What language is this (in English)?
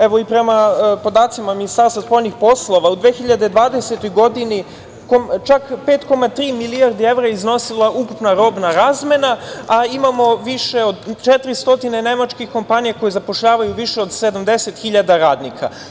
Serbian